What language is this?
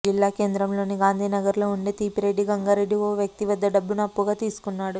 Telugu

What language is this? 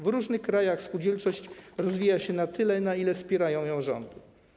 Polish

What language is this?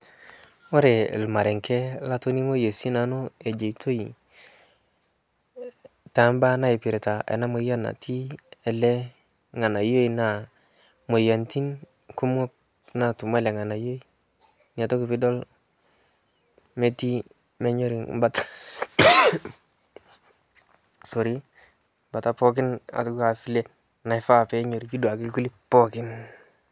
Masai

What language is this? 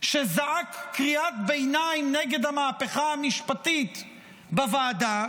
Hebrew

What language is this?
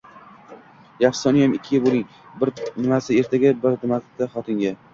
Uzbek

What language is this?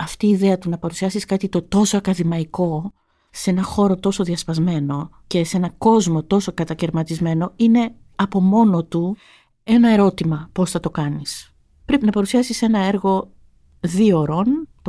Greek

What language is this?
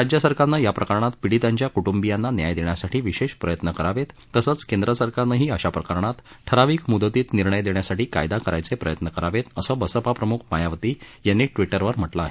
Marathi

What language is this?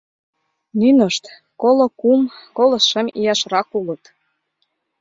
Mari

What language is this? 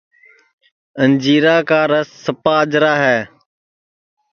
Sansi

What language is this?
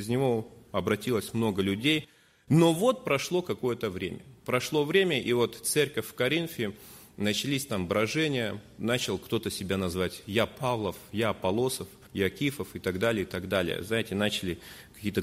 Russian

